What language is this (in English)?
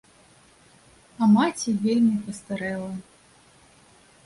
Belarusian